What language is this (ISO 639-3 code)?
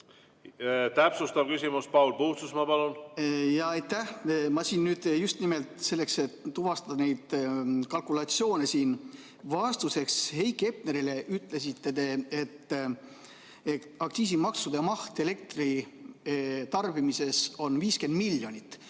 est